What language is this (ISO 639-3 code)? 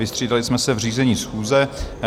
ces